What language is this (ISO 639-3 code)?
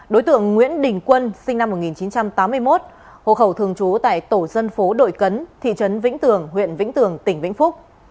vie